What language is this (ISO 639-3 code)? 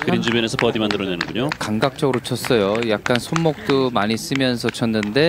kor